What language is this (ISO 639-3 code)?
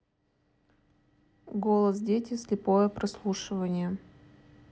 rus